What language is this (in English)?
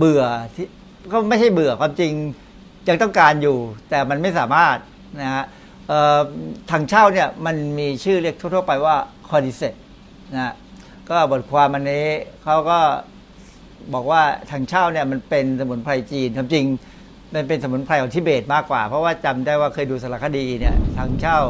Thai